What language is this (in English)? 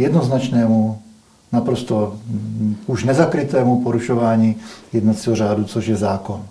Czech